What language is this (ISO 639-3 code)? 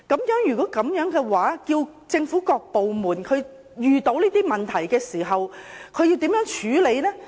yue